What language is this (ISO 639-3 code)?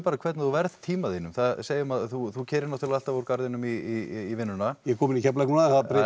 isl